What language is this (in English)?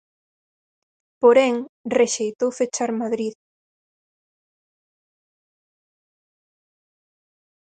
Galician